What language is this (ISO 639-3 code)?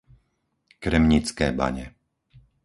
slk